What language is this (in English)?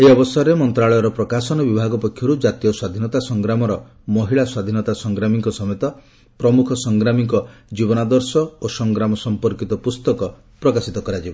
Odia